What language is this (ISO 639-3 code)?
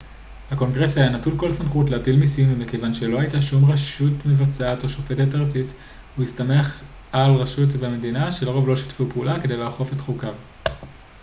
heb